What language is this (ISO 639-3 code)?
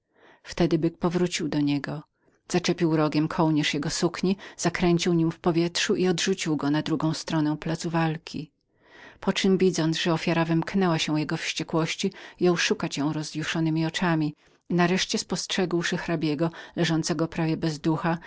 pol